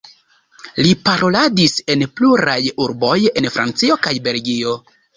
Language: Esperanto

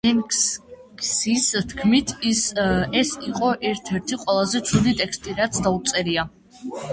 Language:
Georgian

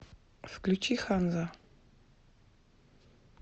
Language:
Russian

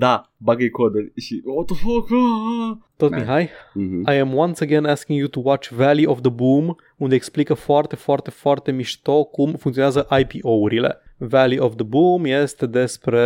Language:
Romanian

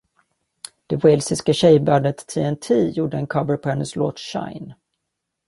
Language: Swedish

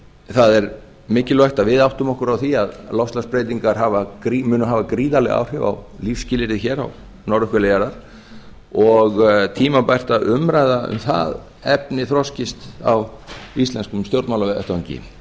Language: Icelandic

